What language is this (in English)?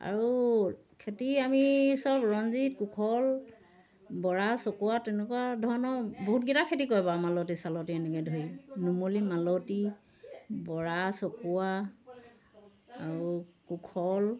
Assamese